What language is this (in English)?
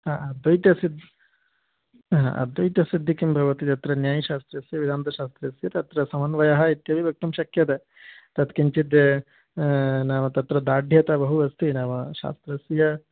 Sanskrit